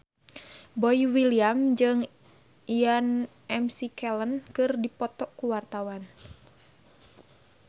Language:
Sundanese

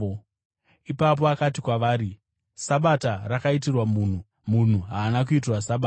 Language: Shona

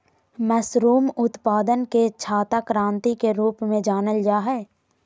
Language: Magahi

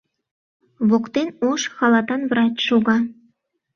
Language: Mari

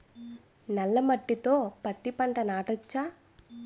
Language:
Telugu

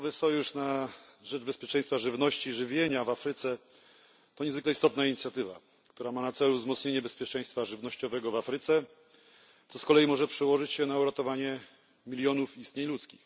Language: Polish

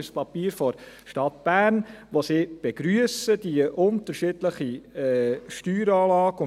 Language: Swiss German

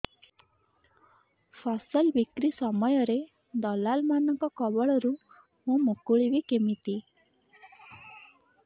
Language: Odia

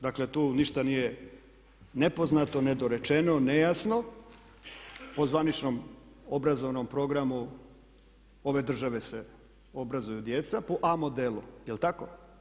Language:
Croatian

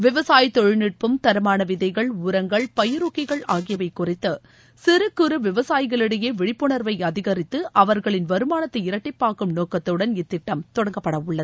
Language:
Tamil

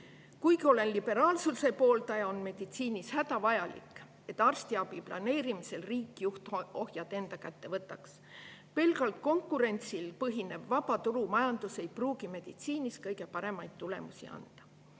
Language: Estonian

